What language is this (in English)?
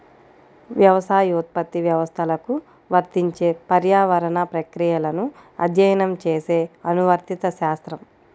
Telugu